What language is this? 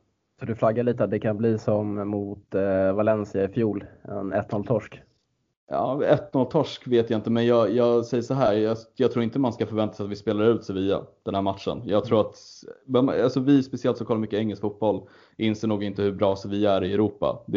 Swedish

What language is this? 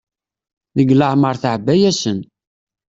Kabyle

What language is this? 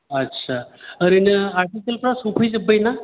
Bodo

